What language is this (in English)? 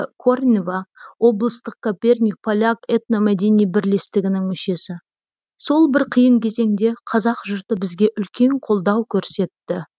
Kazakh